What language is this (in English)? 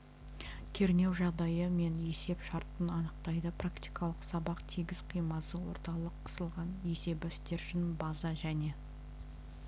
Kazakh